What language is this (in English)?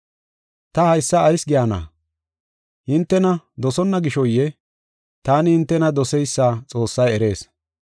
Gofa